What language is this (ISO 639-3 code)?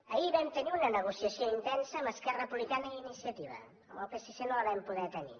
cat